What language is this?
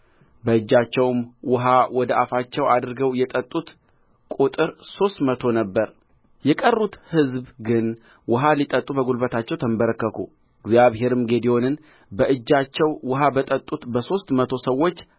Amharic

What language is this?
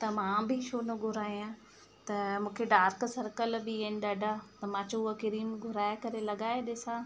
Sindhi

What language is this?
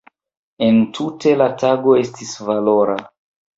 Esperanto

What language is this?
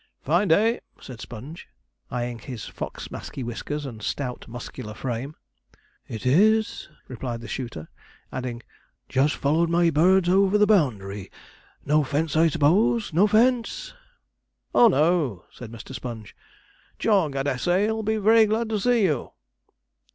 English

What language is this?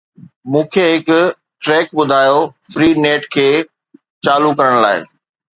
Sindhi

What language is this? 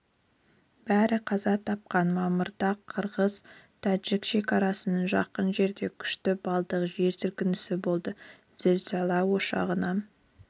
Kazakh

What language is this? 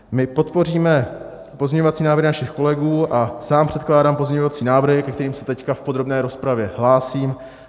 Czech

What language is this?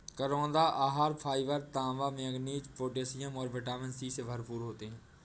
Hindi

